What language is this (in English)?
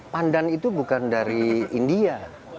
Indonesian